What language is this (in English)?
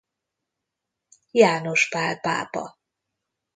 Hungarian